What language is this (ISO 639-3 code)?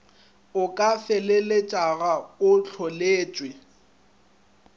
nso